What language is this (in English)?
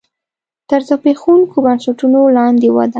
Pashto